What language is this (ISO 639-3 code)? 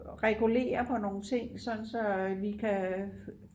dan